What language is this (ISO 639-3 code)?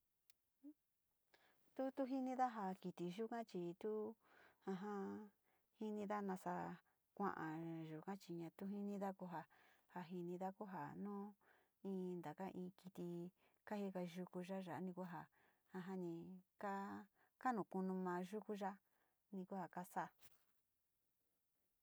xti